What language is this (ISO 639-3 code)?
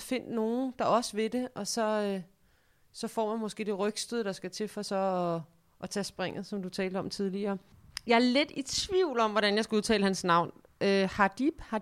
dan